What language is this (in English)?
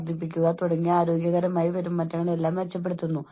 Malayalam